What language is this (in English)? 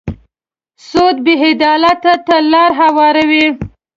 Pashto